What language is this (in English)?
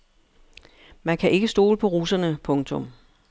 Danish